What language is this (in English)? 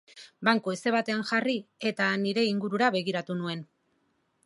Basque